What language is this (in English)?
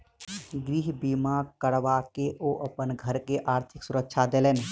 Maithili